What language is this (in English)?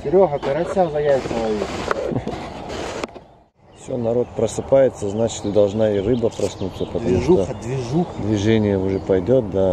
Russian